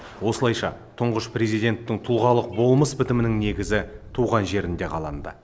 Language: Kazakh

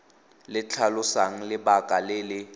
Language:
Tswana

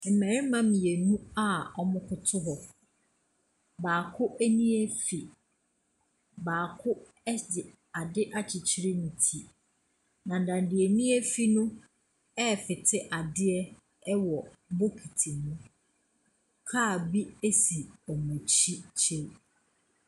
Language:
Akan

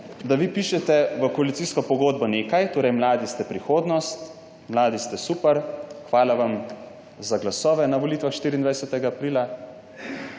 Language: Slovenian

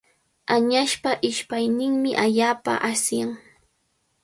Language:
Cajatambo North Lima Quechua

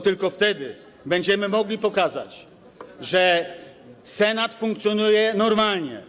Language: Polish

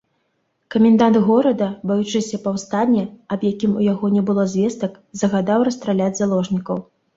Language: Belarusian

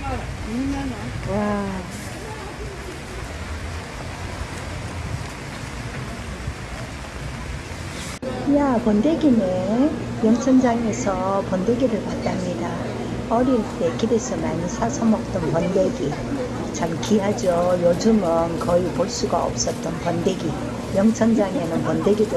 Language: Korean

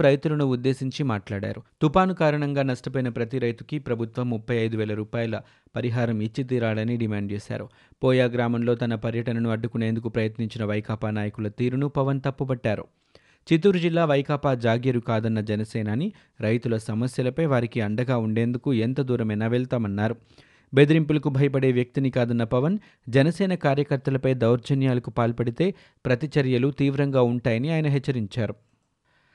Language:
Telugu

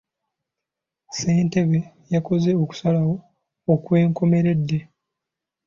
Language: Ganda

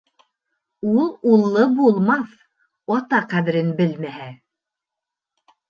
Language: Bashkir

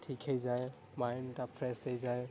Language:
Odia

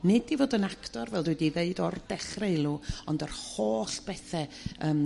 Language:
Welsh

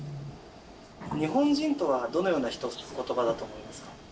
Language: Japanese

